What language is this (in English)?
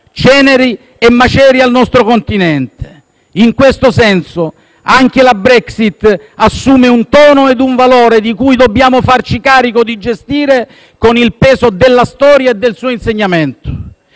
Italian